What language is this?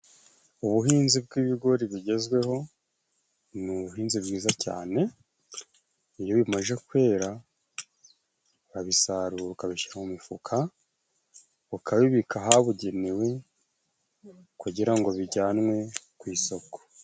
Kinyarwanda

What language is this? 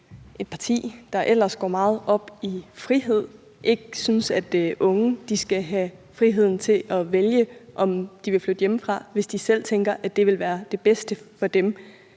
Danish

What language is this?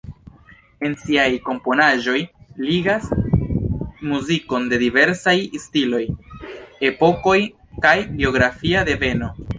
Esperanto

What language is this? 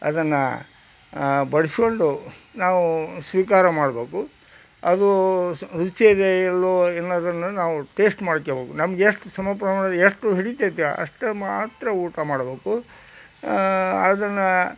Kannada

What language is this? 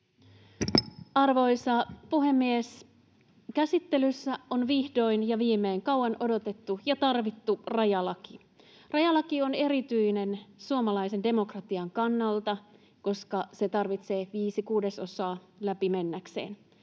Finnish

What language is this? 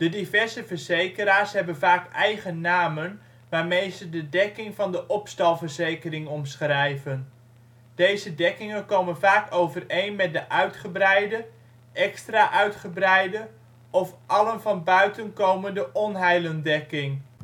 Dutch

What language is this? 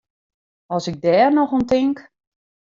Western Frisian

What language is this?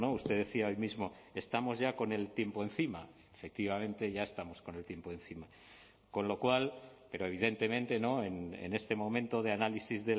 Spanish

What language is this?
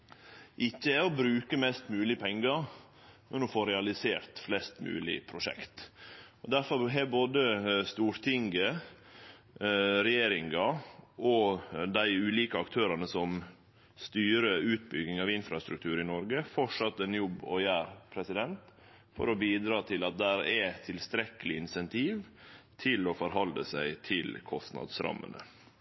Norwegian Nynorsk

